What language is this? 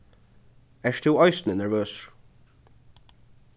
Faroese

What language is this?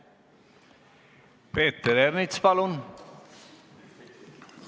Estonian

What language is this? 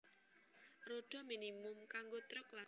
Javanese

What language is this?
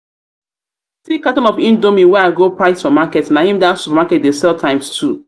Nigerian Pidgin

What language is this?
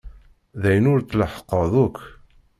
Kabyle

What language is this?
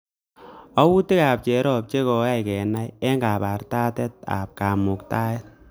Kalenjin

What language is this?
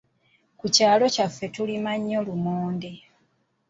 Ganda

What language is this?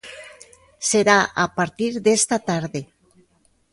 Galician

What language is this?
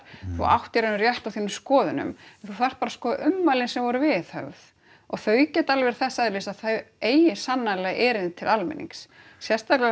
Icelandic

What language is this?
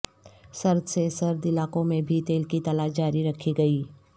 Urdu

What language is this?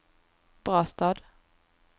Swedish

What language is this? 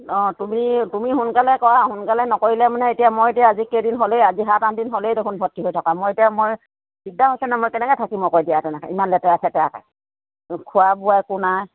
Assamese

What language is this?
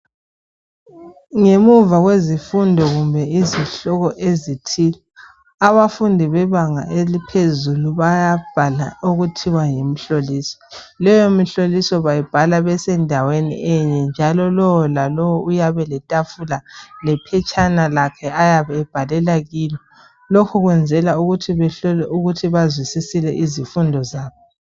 North Ndebele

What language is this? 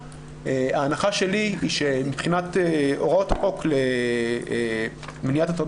Hebrew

